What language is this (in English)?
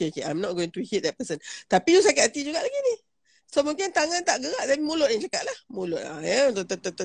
Malay